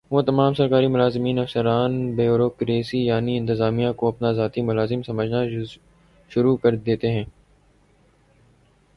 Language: Urdu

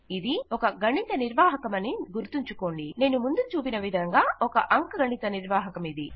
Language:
Telugu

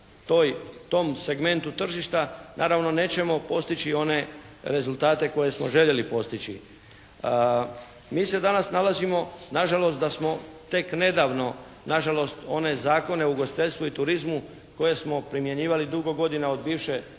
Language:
Croatian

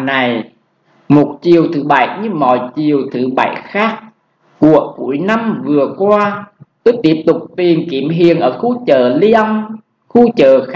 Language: Vietnamese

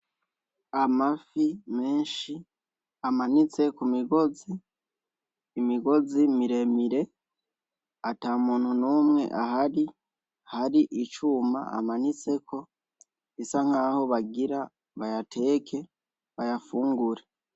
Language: Rundi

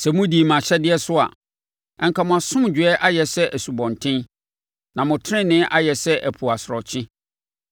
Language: Akan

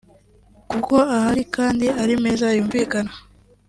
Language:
Kinyarwanda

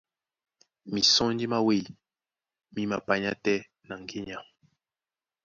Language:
Duala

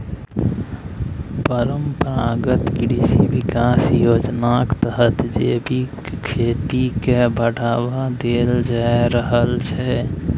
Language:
Maithili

